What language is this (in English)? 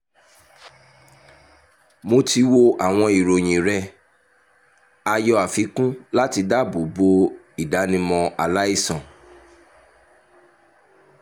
Yoruba